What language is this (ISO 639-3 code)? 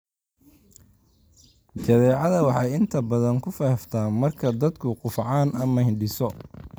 som